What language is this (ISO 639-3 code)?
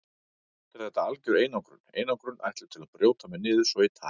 isl